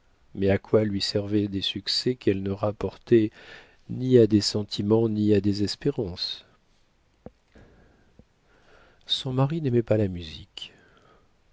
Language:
French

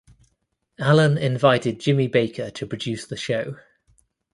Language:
English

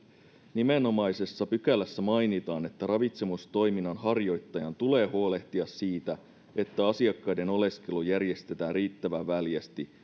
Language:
Finnish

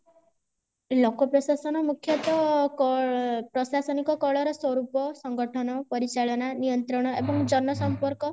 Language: Odia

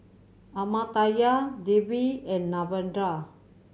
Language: English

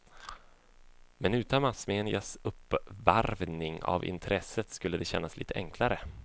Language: Swedish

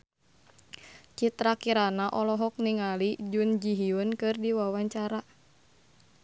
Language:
Sundanese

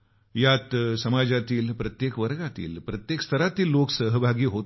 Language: Marathi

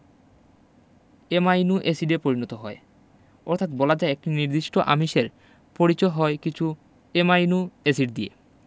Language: Bangla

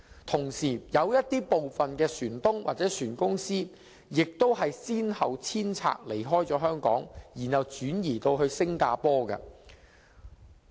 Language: Cantonese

